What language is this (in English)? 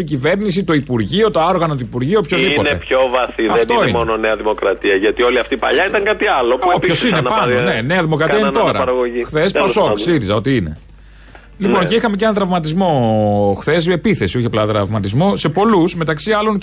Greek